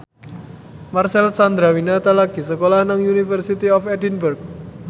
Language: Javanese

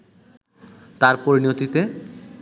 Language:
Bangla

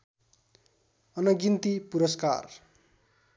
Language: Nepali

